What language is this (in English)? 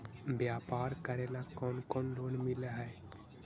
Magahi